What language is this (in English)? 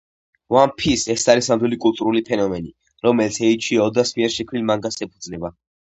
Georgian